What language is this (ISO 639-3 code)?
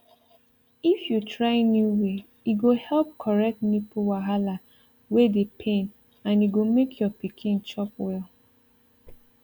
pcm